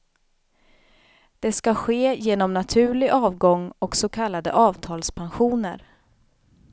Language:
Swedish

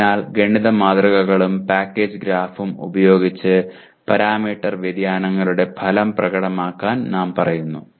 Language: Malayalam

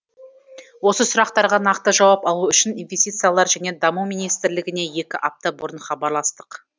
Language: Kazakh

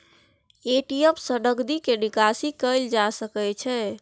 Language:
Maithili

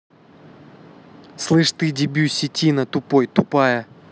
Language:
Russian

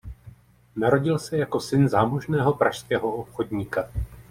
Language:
Czech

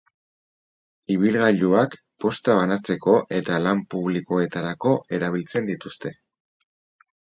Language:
Basque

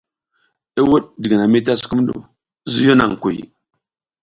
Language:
South Giziga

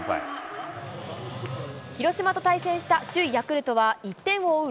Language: Japanese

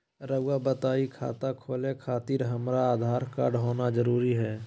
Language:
Magahi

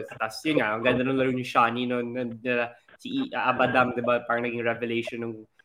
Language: Filipino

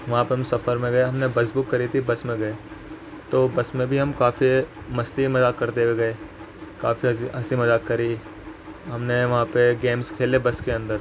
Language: Urdu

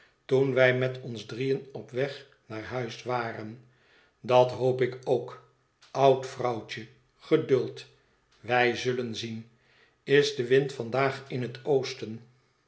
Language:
Dutch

